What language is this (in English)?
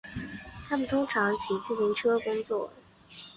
Chinese